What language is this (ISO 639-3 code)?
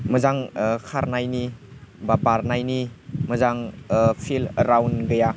brx